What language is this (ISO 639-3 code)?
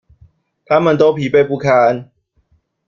zho